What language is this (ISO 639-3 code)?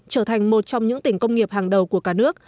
vie